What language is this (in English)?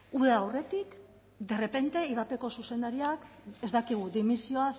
Basque